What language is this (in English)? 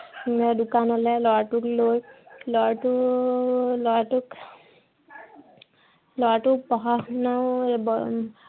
Assamese